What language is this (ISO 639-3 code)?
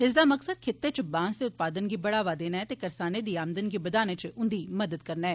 doi